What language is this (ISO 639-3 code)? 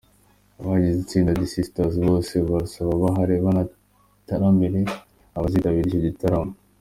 kin